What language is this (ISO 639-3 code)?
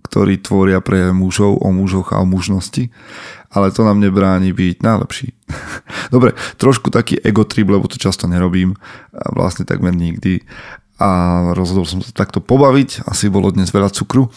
slk